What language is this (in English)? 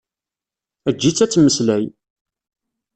Kabyle